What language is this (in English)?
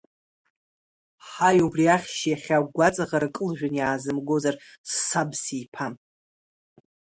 Abkhazian